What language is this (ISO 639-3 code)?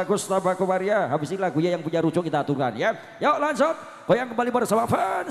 ind